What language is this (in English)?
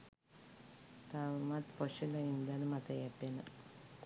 Sinhala